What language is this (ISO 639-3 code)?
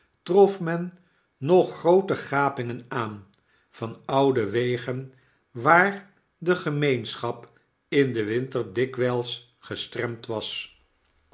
nld